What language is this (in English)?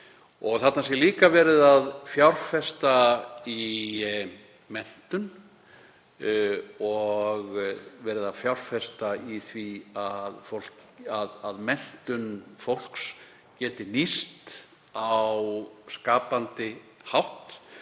Icelandic